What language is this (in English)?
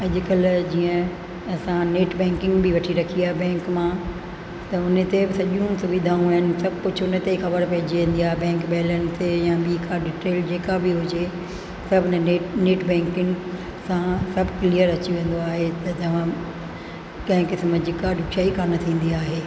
Sindhi